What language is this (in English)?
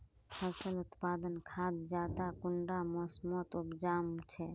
Magahi